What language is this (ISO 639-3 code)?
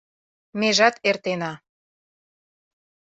chm